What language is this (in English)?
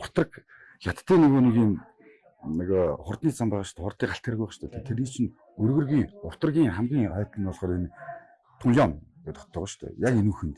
Korean